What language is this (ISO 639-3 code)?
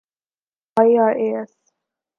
urd